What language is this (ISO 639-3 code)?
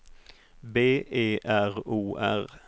swe